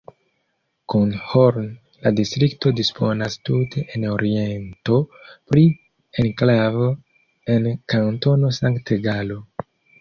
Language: Esperanto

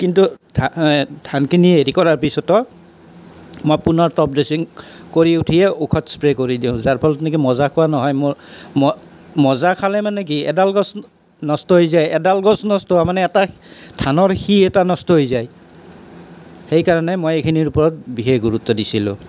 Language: Assamese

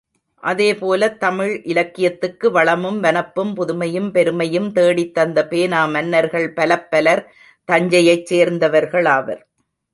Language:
Tamil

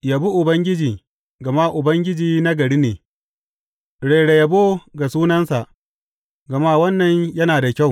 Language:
Hausa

